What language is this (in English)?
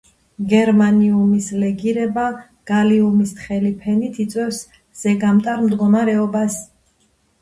Georgian